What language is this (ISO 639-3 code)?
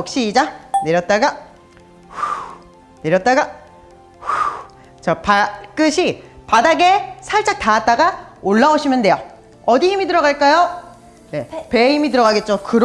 kor